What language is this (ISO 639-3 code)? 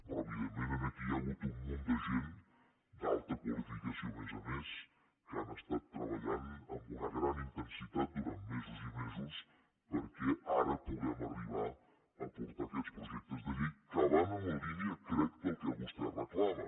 cat